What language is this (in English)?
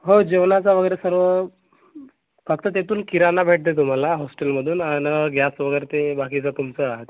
Marathi